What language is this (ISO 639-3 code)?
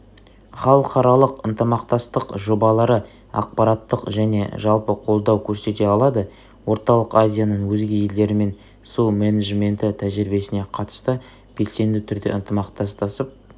kaz